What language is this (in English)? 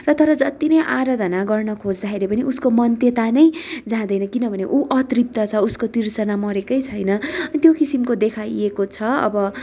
Nepali